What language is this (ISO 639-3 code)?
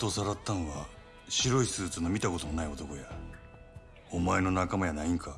jpn